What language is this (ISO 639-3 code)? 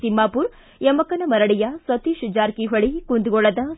kan